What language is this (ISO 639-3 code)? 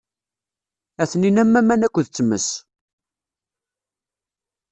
kab